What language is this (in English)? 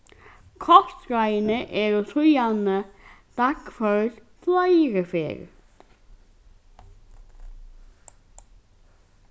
Faroese